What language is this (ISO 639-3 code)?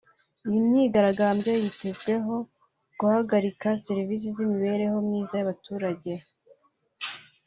kin